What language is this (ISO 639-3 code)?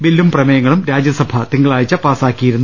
mal